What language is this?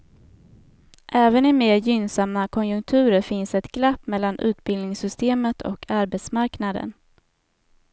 Swedish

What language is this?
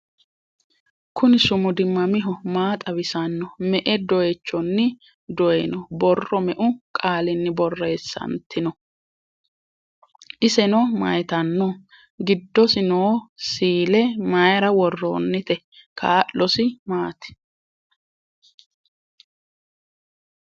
Sidamo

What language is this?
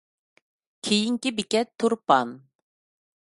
Uyghur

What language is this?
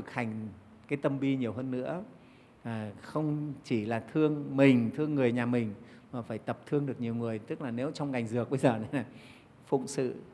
Vietnamese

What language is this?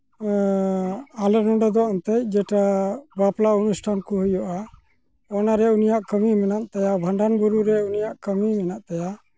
Santali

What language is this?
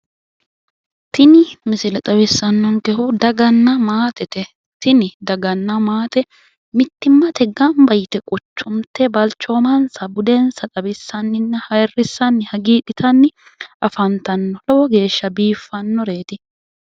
Sidamo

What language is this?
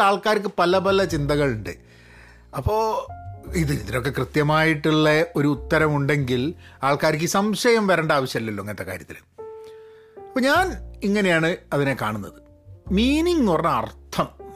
Malayalam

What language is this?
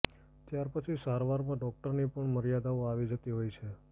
Gujarati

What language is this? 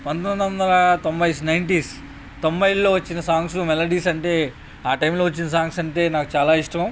Telugu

